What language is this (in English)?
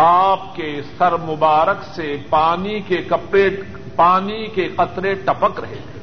Urdu